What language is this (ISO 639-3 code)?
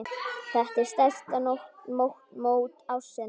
isl